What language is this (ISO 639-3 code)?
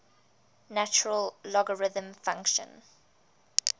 eng